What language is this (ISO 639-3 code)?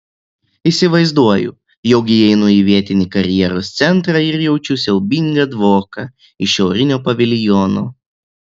lit